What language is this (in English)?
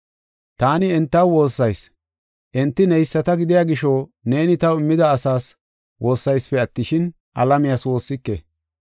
Gofa